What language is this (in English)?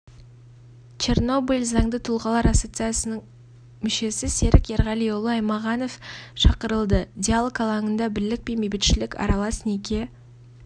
Kazakh